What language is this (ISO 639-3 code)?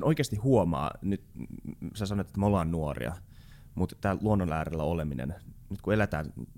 fin